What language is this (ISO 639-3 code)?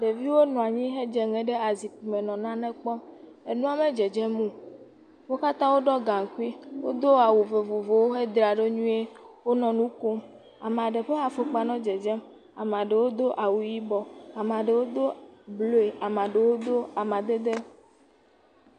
ewe